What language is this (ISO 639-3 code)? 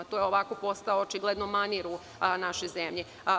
srp